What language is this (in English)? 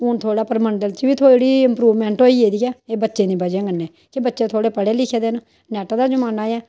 Dogri